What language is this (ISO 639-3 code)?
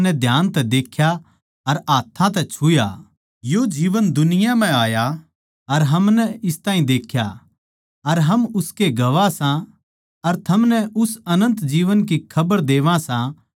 bgc